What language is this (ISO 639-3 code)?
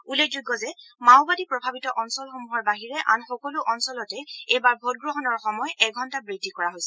asm